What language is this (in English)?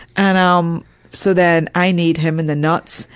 English